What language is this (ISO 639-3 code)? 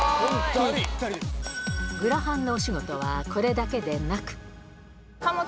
jpn